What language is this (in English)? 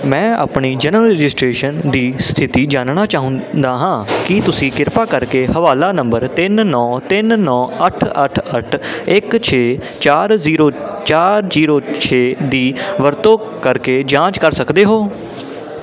Punjabi